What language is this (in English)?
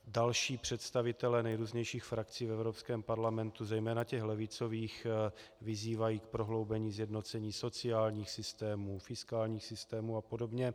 Czech